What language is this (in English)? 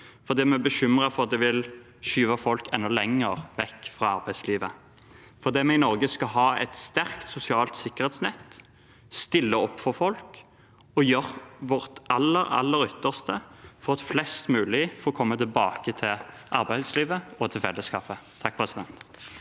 Norwegian